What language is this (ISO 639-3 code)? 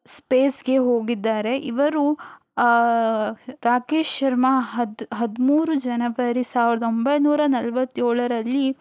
kan